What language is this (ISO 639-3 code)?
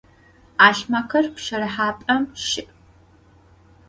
ady